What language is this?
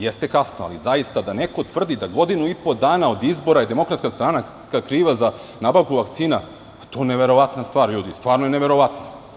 Serbian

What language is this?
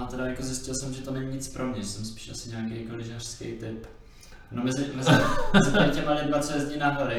Czech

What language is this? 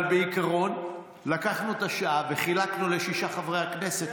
Hebrew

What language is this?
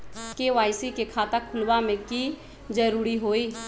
Magahi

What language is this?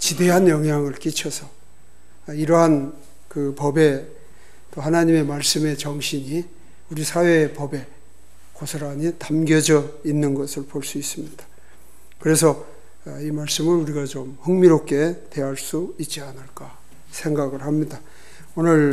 Korean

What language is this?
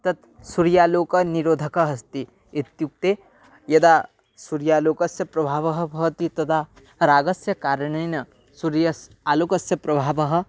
Sanskrit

